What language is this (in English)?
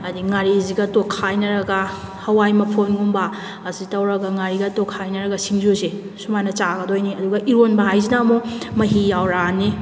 Manipuri